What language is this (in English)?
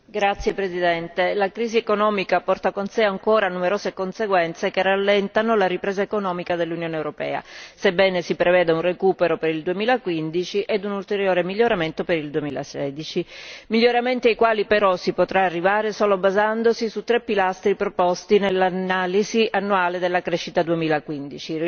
Italian